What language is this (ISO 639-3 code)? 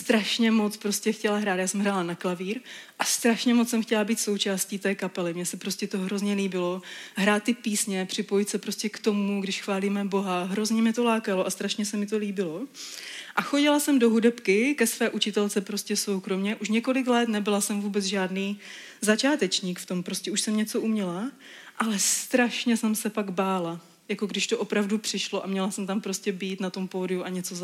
ces